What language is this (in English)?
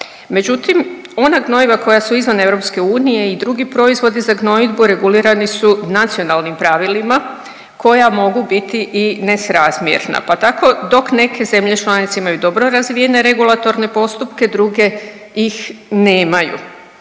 Croatian